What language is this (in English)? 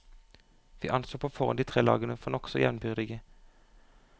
Norwegian